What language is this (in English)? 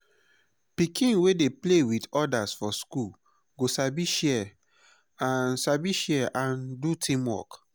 Nigerian Pidgin